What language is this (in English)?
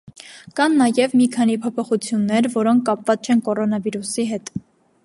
Armenian